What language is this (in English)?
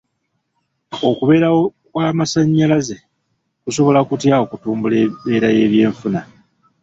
Ganda